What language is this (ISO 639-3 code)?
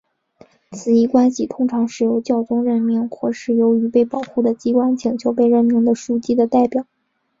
zho